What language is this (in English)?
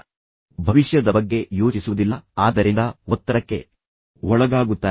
Kannada